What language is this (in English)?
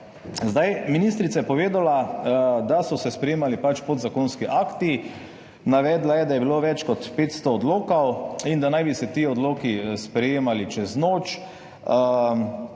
Slovenian